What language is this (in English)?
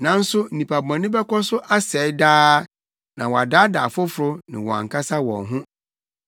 Akan